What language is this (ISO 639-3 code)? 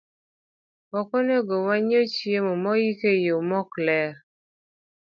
luo